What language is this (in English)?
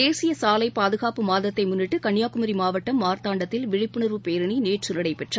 Tamil